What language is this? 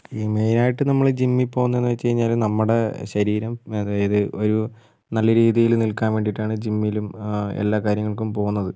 Malayalam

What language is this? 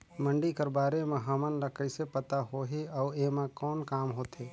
Chhattisgarhi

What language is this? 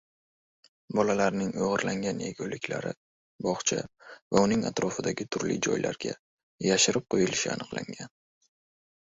Uzbek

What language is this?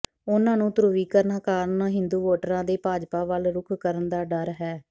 Punjabi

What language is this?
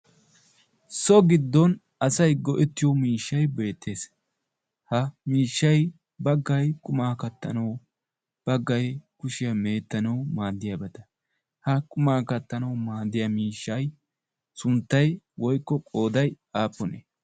Wolaytta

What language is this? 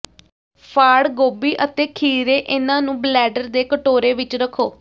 Punjabi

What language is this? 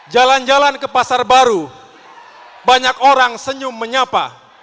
Indonesian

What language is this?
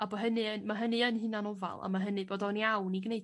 Welsh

